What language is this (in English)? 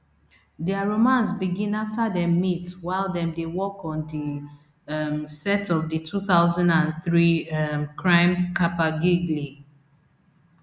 Nigerian Pidgin